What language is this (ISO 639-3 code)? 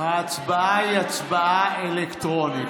heb